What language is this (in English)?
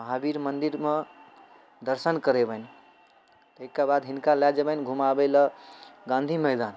Maithili